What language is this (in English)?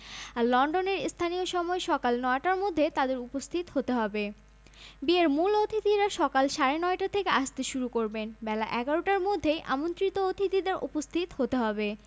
Bangla